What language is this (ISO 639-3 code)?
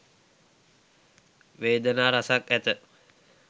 sin